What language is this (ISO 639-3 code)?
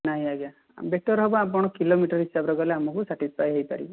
ori